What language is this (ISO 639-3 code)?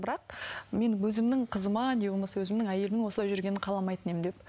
kaz